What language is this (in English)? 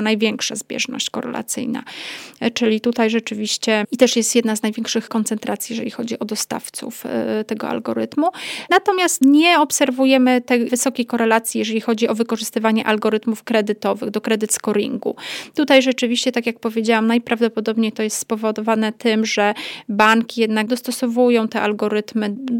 Polish